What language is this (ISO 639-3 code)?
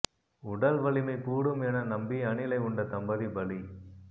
tam